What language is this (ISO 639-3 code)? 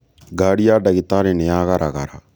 kik